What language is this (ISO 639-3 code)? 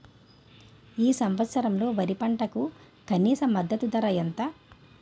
tel